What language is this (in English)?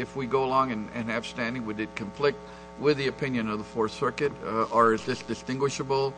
English